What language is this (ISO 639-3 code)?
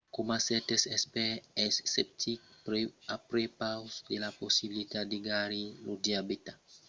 oci